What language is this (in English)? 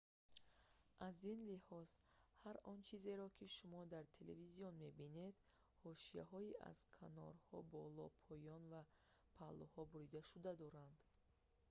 Tajik